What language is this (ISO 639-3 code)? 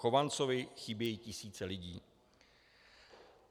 ces